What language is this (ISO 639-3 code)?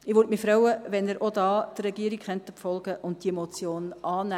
gsw